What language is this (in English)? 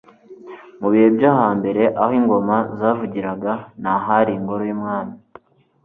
Kinyarwanda